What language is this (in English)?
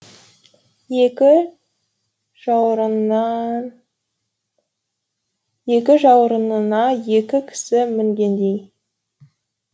Kazakh